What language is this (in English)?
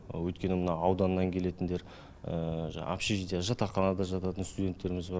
Kazakh